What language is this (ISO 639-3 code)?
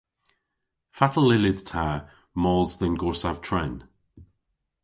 cor